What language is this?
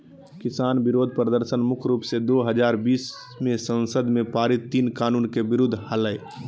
Magahi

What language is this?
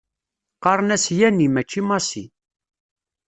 Kabyle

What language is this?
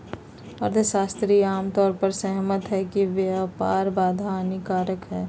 Magahi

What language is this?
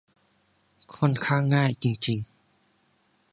Thai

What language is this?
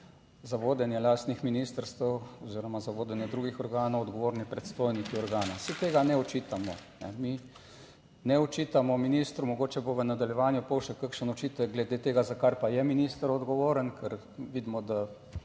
Slovenian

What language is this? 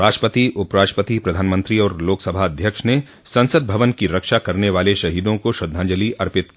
Hindi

